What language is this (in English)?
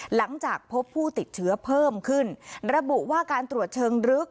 Thai